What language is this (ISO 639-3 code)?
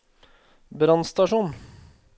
nor